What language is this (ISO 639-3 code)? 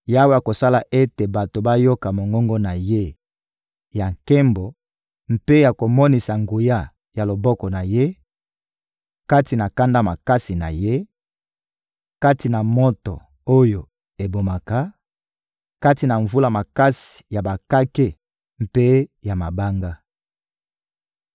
lin